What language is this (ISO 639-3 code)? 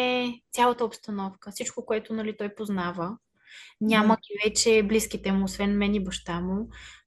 bul